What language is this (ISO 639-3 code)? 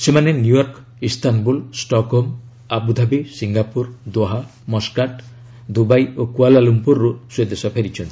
ori